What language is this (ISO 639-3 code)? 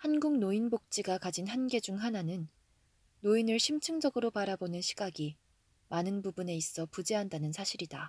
kor